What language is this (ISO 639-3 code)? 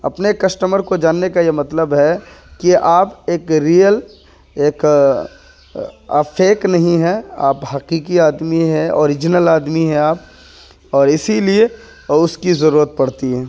urd